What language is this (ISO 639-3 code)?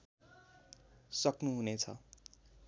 nep